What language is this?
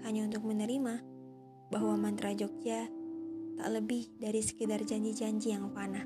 Indonesian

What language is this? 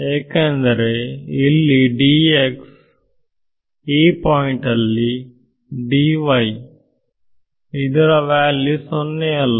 Kannada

